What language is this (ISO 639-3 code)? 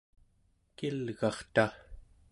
esu